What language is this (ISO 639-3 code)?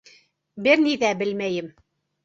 bak